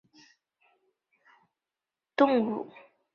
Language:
Chinese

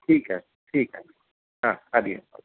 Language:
Sindhi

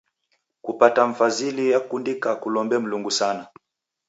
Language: Taita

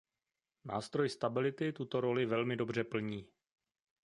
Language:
Czech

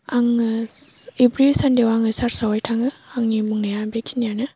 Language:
Bodo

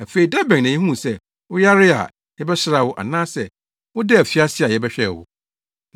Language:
Akan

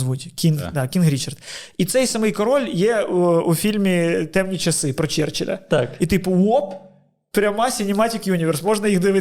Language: Ukrainian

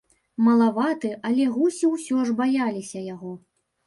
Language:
Belarusian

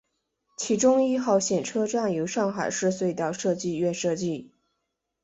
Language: Chinese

